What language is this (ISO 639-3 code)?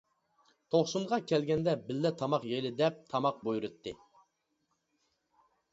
uig